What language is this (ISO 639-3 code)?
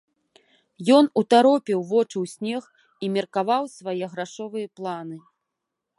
bel